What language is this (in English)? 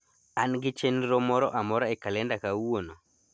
Luo (Kenya and Tanzania)